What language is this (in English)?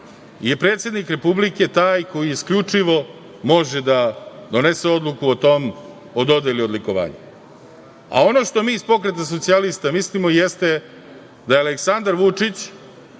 Serbian